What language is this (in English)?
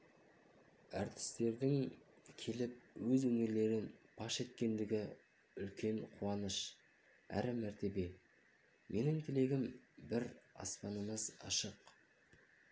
Kazakh